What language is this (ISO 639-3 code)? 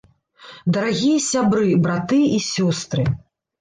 bel